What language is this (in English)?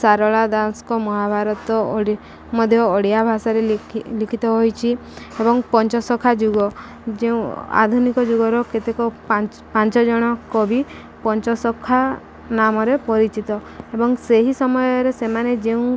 Odia